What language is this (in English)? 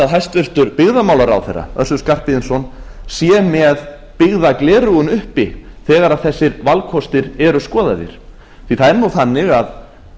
Icelandic